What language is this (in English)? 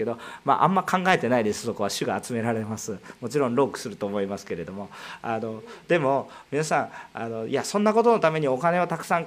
Japanese